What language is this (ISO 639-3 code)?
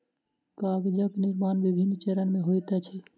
mai